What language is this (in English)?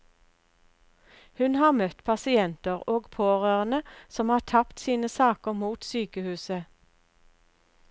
Norwegian